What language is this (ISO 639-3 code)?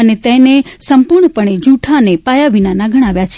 guj